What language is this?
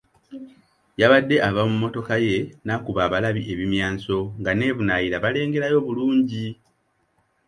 Ganda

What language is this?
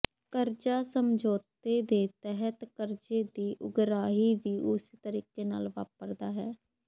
Punjabi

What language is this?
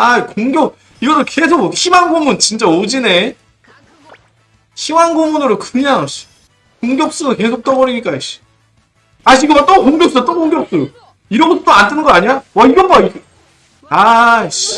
Korean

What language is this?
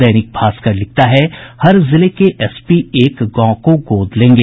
Hindi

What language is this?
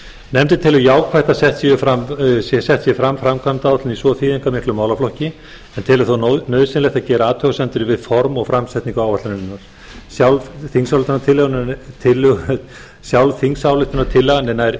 Icelandic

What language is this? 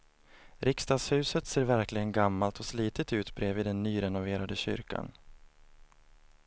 Swedish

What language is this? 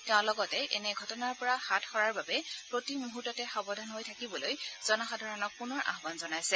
Assamese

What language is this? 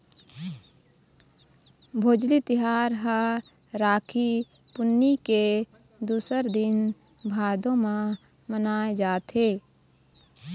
Chhattisgarhi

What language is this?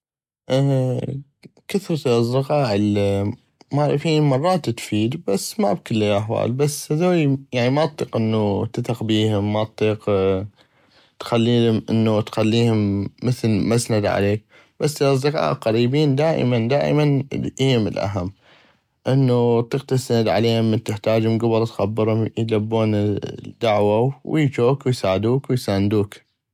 North Mesopotamian Arabic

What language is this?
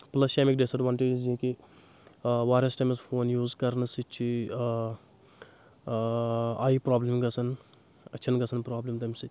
Kashmiri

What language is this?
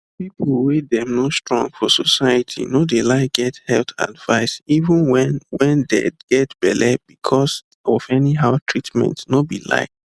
Nigerian Pidgin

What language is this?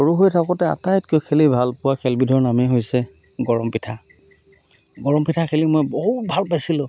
Assamese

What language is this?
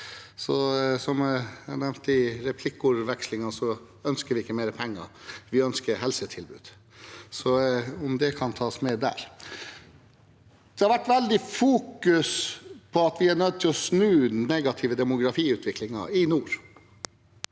Norwegian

